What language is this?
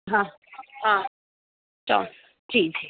Sindhi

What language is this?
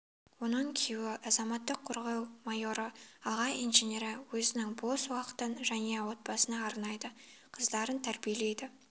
Kazakh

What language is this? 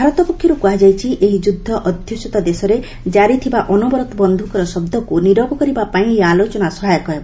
Odia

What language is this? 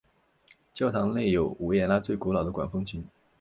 Chinese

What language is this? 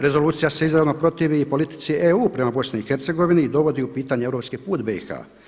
Croatian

